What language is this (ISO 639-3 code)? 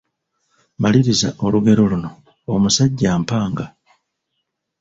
lug